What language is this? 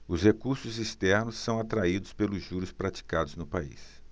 Portuguese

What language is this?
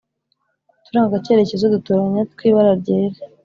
Kinyarwanda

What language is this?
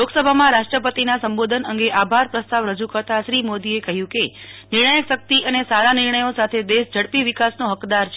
Gujarati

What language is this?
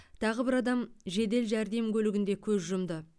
Kazakh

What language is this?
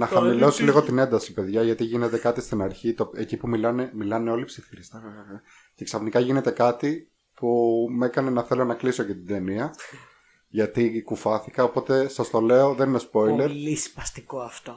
Greek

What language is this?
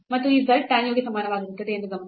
Kannada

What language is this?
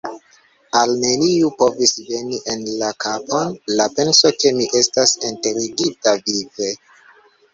Esperanto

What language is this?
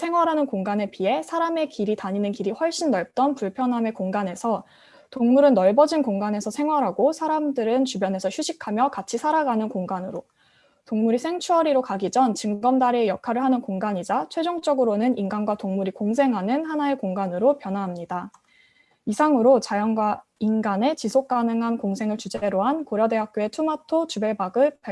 Korean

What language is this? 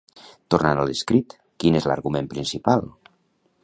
Catalan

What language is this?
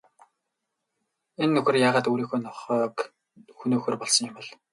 Mongolian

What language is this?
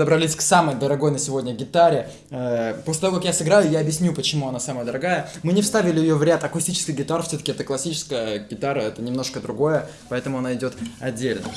Russian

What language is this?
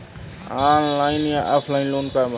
Bhojpuri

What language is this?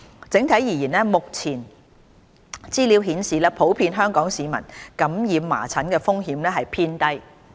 Cantonese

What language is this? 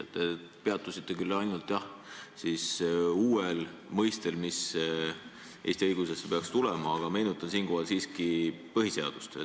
Estonian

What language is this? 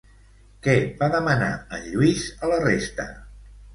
Catalan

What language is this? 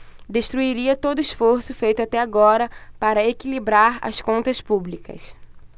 Portuguese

